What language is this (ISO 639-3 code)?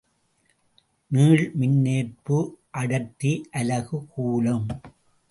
tam